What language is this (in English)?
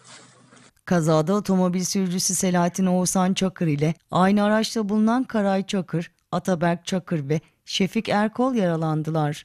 Turkish